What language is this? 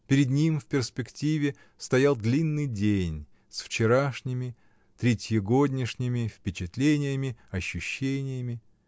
Russian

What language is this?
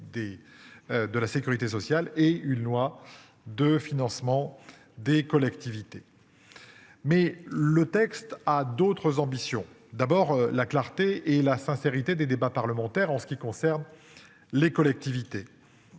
French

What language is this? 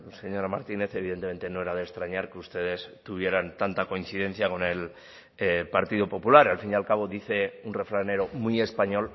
Spanish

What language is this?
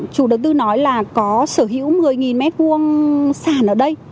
Vietnamese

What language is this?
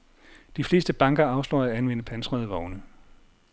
Danish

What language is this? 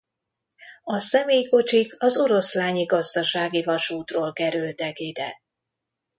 Hungarian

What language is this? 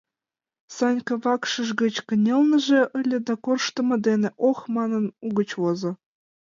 Mari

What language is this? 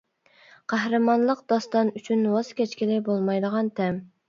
Uyghur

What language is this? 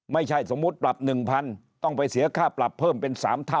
Thai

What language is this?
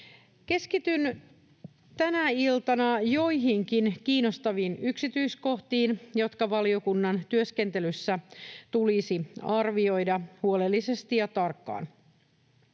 Finnish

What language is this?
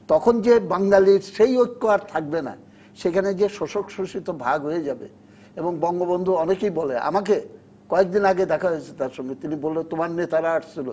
Bangla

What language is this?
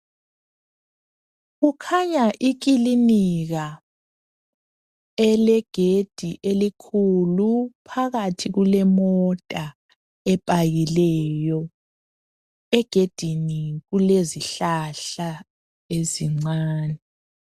North Ndebele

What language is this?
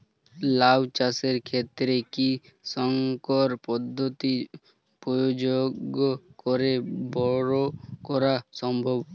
Bangla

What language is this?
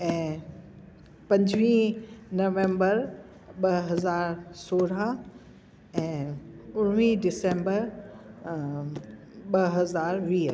Sindhi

